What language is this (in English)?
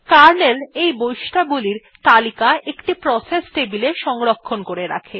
Bangla